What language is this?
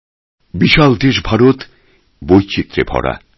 Bangla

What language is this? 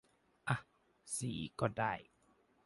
Thai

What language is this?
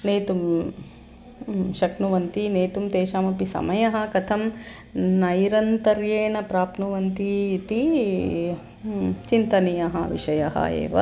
Sanskrit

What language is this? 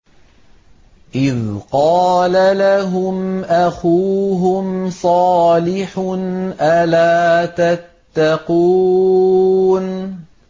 Arabic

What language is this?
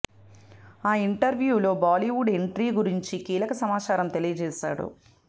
Telugu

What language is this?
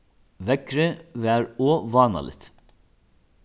Faroese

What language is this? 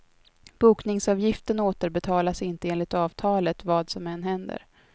Swedish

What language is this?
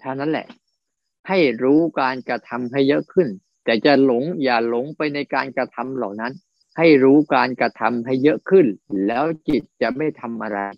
Thai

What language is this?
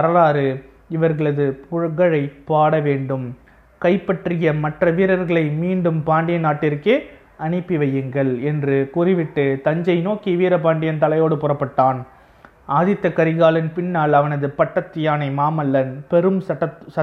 Tamil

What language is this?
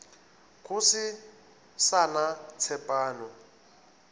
Northern Sotho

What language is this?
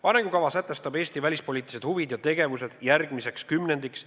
Estonian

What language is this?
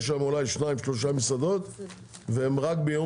Hebrew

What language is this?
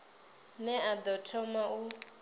Venda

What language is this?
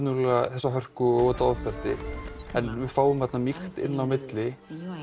Icelandic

